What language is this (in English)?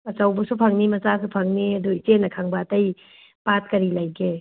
Manipuri